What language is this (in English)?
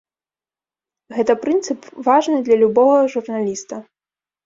Belarusian